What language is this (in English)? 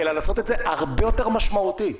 Hebrew